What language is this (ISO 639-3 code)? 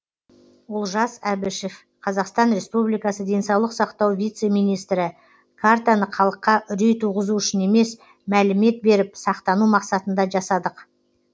kaz